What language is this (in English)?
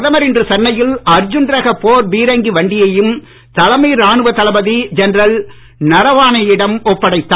Tamil